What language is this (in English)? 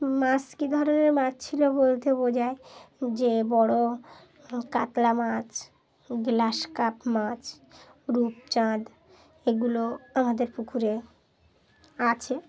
Bangla